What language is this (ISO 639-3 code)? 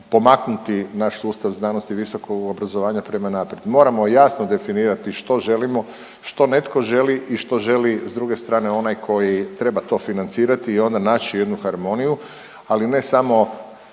hrv